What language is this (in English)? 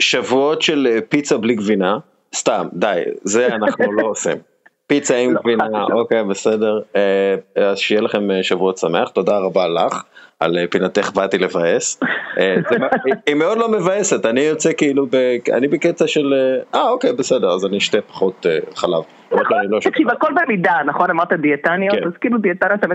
Hebrew